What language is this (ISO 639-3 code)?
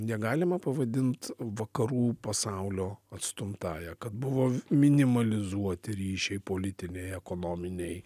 lit